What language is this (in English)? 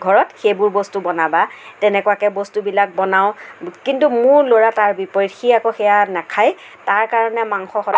Assamese